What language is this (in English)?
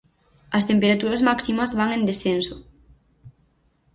Galician